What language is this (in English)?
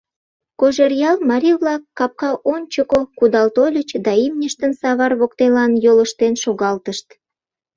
Mari